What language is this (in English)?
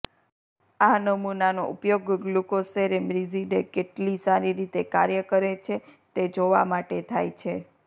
Gujarati